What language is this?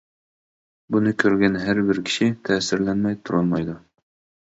Uyghur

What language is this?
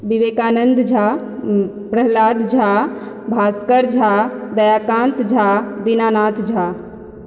Maithili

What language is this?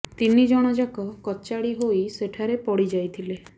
Odia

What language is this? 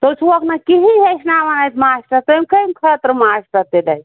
Kashmiri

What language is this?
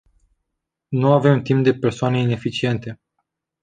Romanian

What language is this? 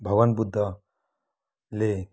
Nepali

